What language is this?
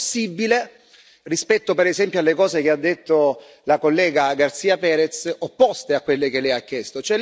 Italian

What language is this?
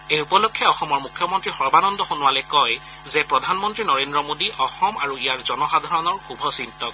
Assamese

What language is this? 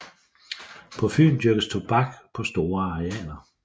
Danish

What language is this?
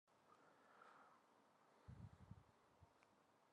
Romansh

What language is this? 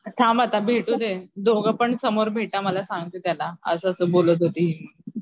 Marathi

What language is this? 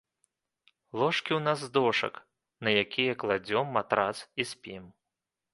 Belarusian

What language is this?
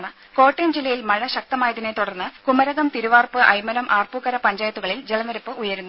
Malayalam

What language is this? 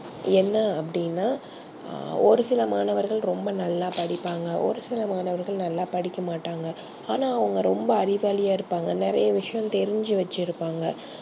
Tamil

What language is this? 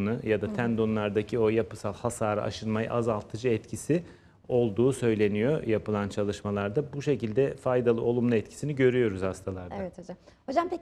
Turkish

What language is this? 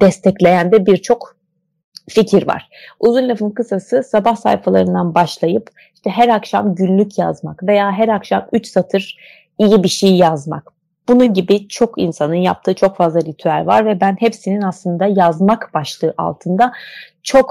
Turkish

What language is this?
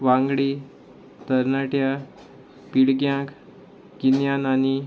Konkani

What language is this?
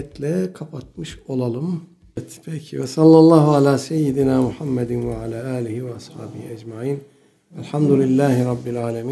Turkish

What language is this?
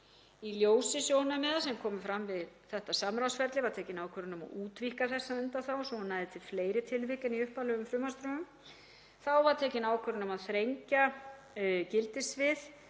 Icelandic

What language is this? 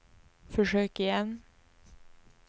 Swedish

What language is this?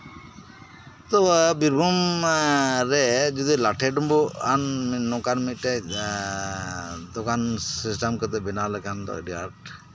Santali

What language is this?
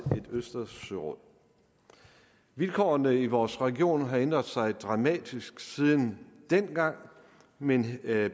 Danish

